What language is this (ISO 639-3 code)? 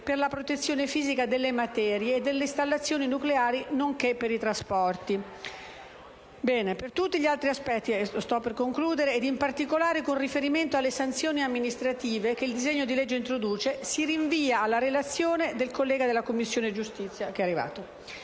ita